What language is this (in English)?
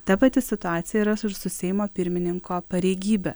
Lithuanian